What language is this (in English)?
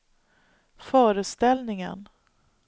Swedish